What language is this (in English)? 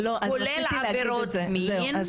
Hebrew